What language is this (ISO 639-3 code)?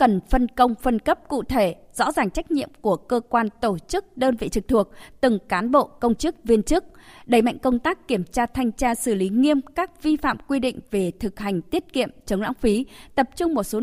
vie